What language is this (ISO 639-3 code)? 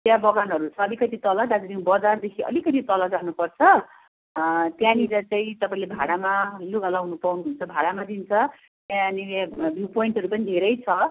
nep